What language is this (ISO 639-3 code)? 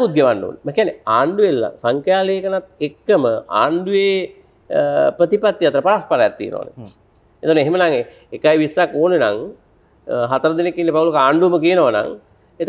ind